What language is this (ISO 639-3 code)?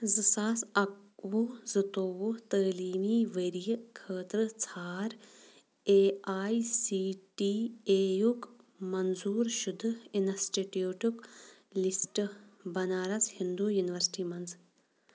kas